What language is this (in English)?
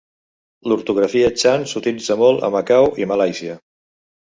Catalan